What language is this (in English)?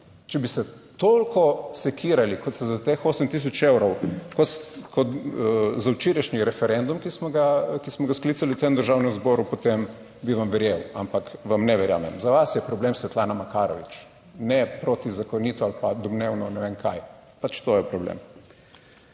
Slovenian